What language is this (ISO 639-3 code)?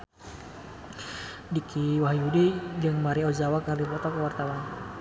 sun